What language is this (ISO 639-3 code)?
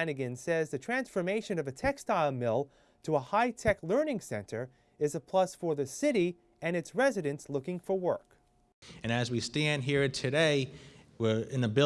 eng